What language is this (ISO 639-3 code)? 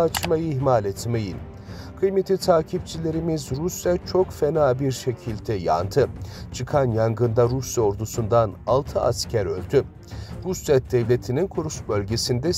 tur